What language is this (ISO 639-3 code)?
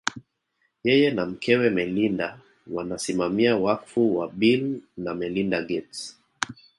swa